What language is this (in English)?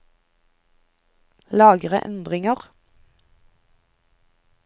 Norwegian